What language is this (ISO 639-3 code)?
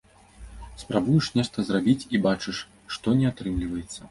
bel